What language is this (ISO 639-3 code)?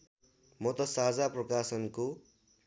nep